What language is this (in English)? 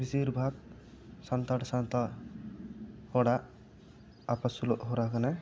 Santali